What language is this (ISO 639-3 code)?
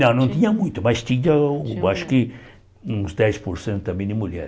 por